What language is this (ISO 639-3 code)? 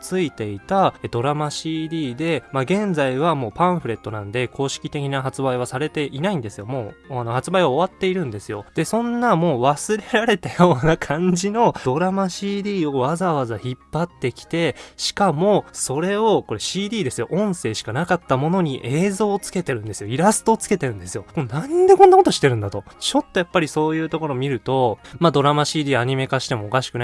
jpn